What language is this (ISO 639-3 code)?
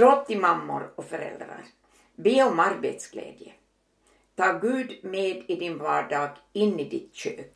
swe